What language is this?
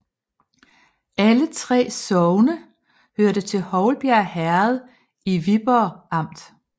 Danish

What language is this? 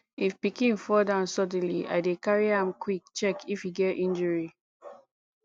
Nigerian Pidgin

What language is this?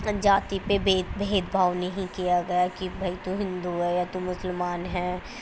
Urdu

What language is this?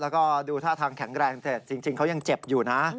Thai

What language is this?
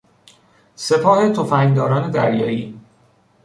Persian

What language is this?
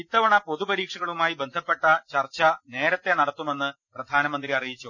Malayalam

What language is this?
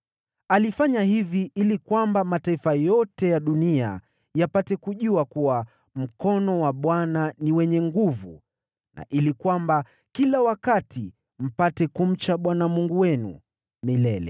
Swahili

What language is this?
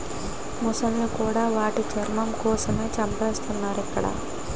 Telugu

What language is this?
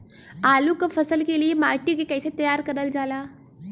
Bhojpuri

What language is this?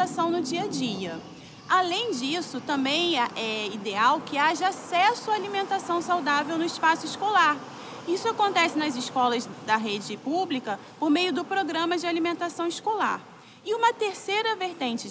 Portuguese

